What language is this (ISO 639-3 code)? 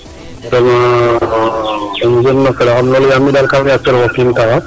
srr